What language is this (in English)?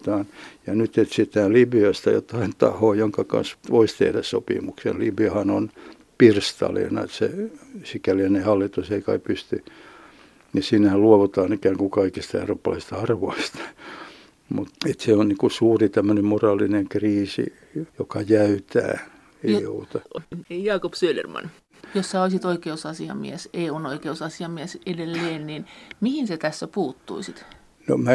Finnish